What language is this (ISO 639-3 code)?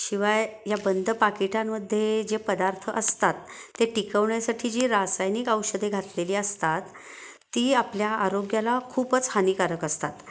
mar